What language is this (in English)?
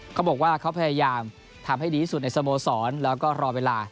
Thai